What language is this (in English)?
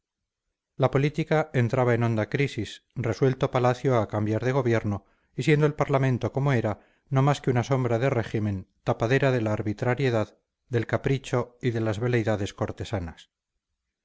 Spanish